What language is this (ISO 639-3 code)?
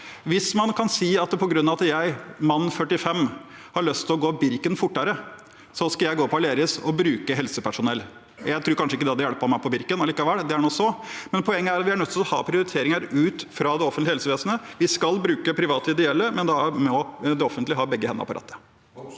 nor